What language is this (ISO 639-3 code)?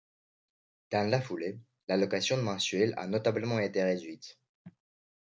fra